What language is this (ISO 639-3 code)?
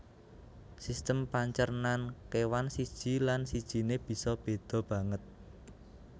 jav